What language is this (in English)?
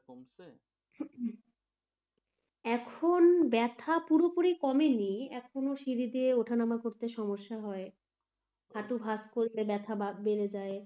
Bangla